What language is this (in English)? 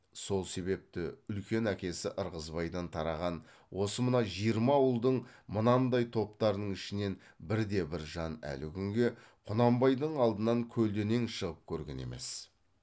Kazakh